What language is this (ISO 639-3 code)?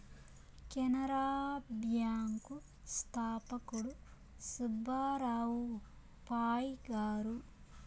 tel